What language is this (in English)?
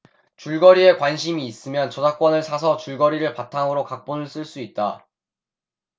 Korean